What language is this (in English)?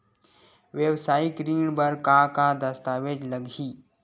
Chhattisgarhi